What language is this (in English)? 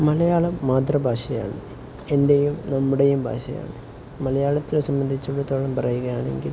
Malayalam